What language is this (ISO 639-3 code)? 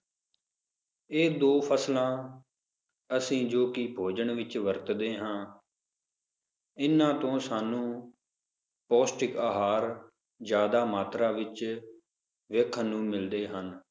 pan